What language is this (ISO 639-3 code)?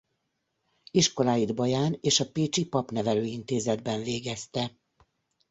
hun